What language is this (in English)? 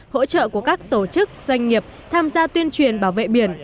Vietnamese